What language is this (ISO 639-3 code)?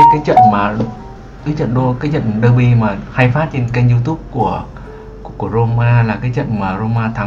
vie